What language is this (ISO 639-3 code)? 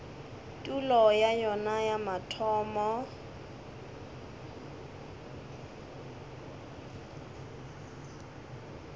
nso